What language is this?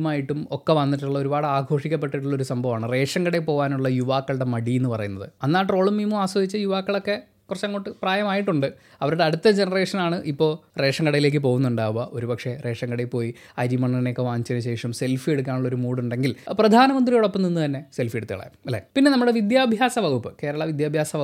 Malayalam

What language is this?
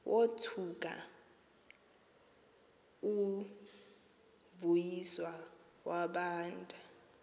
Xhosa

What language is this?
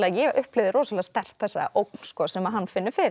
Icelandic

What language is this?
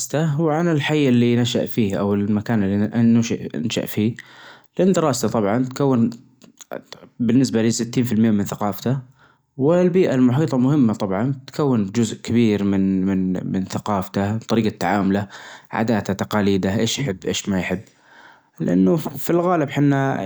Najdi Arabic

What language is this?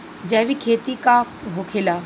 Bhojpuri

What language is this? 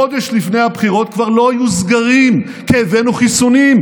Hebrew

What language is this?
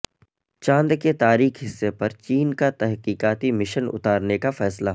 Urdu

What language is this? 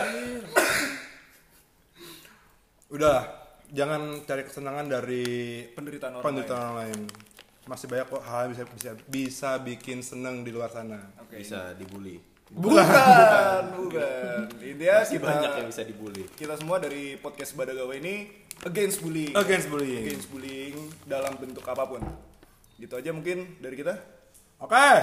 Indonesian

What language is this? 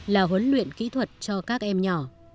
Vietnamese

